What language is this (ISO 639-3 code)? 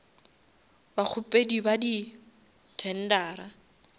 nso